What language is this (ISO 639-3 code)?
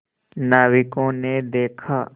hin